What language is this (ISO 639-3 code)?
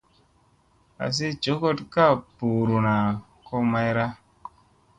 mse